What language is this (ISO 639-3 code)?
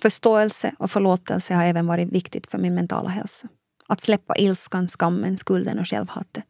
swe